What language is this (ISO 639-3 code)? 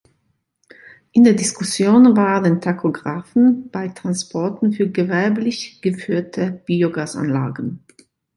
deu